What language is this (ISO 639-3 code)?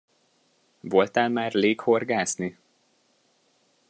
hun